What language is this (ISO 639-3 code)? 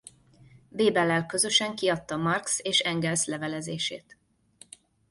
hun